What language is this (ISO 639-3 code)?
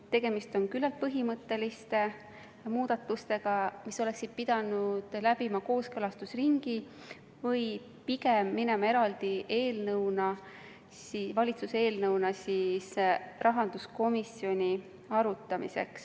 est